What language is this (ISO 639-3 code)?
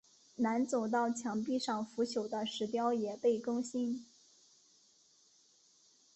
zho